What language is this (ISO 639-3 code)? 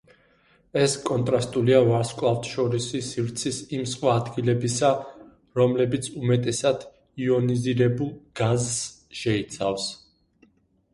kat